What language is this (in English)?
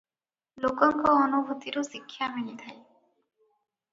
Odia